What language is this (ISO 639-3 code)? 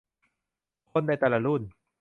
tha